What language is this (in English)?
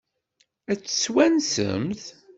Kabyle